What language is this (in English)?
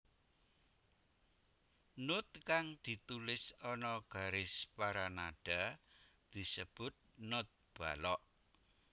Javanese